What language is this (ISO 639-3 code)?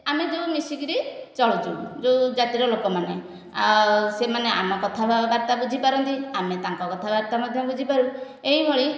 ori